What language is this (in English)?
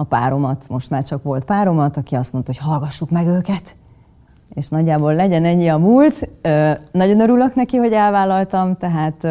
Hungarian